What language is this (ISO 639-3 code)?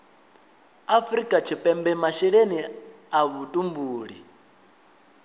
ven